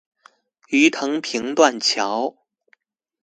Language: Chinese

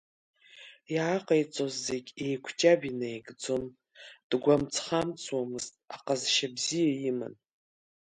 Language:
Abkhazian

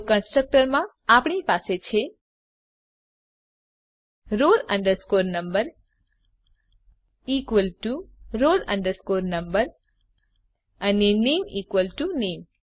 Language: Gujarati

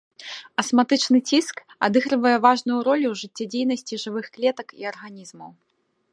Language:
Belarusian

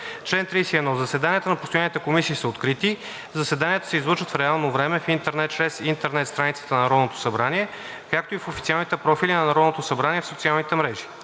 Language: Bulgarian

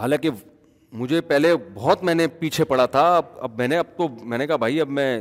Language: Urdu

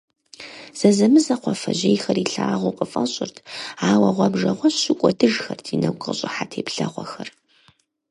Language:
Kabardian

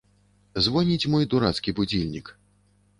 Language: Belarusian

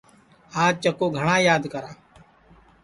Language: Sansi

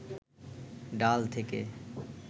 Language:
Bangla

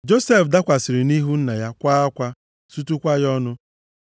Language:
Igbo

